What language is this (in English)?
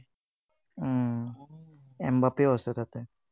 Assamese